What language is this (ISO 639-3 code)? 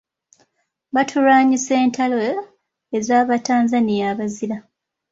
lug